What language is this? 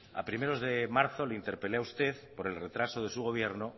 Spanish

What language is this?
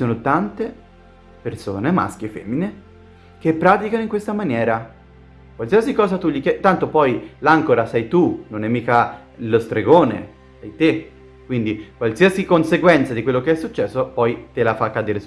Italian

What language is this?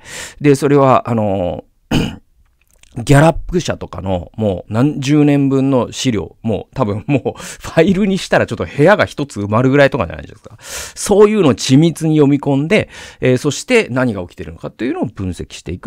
Japanese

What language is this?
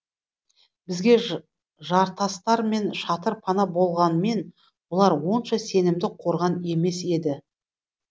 Kazakh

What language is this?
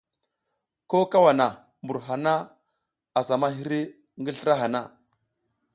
South Giziga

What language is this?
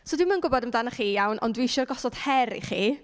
Welsh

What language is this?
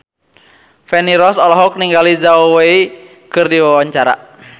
Sundanese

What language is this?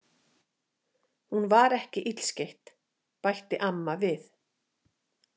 Icelandic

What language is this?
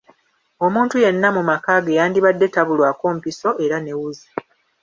Ganda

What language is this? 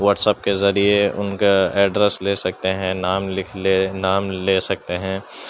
Urdu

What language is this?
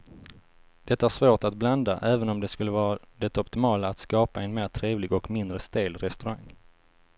Swedish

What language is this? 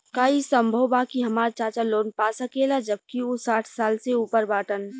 Bhojpuri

